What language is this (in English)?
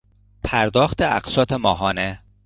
Persian